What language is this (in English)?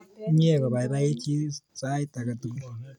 Kalenjin